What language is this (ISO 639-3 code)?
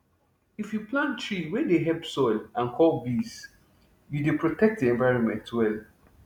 pcm